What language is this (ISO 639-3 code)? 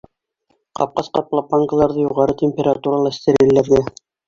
bak